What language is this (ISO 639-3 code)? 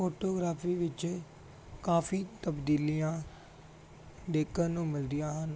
pan